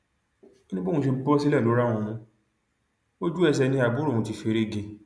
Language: Yoruba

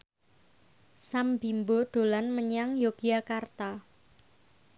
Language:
Javanese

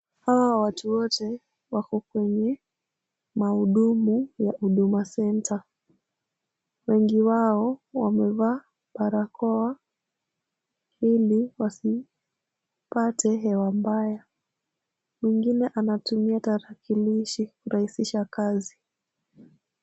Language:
Swahili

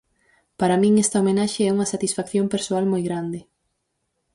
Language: Galician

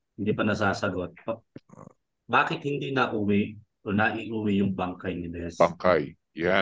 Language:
Filipino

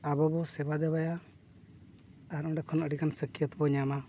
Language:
Santali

